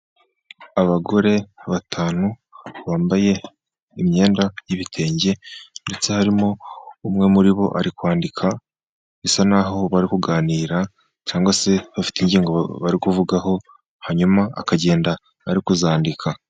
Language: Kinyarwanda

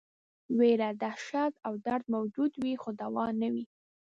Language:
Pashto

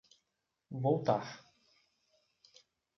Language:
Portuguese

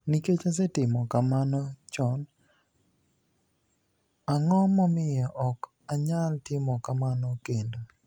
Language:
Luo (Kenya and Tanzania)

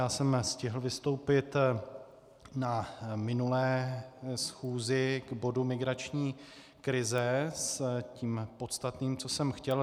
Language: Czech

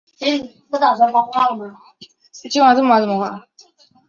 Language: Chinese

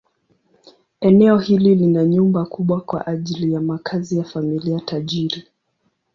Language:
Swahili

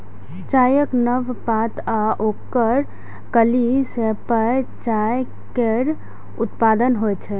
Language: Maithili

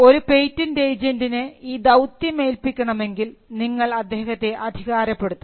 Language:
Malayalam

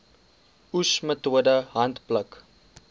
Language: Afrikaans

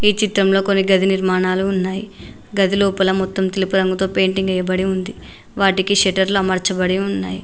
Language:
Telugu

